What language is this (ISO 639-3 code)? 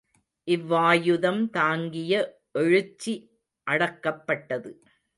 tam